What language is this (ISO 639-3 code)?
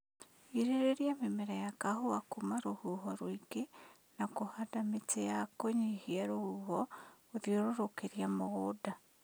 kik